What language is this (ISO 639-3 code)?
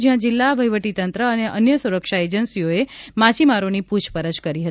guj